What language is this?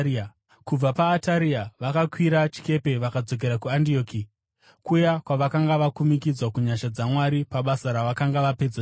Shona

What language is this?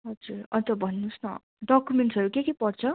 Nepali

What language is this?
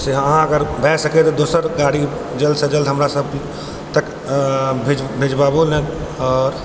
Maithili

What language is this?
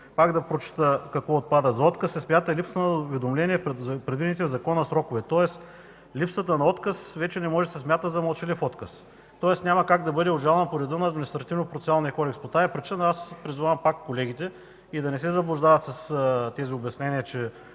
Bulgarian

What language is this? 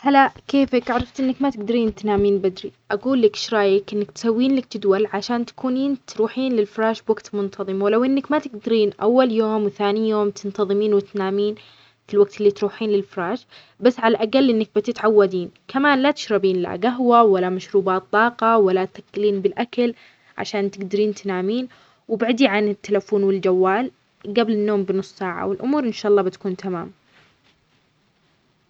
Omani Arabic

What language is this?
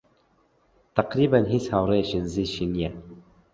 Central Kurdish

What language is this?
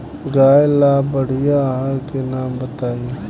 Bhojpuri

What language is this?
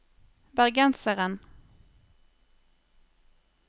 Norwegian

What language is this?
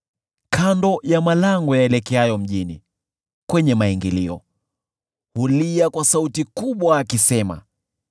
Swahili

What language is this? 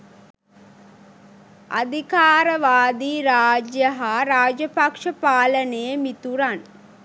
Sinhala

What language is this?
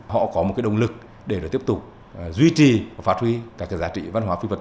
Vietnamese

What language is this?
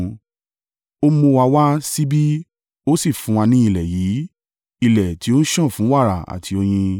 Yoruba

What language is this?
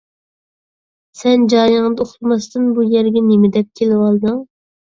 Uyghur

